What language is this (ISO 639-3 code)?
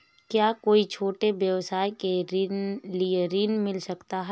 hin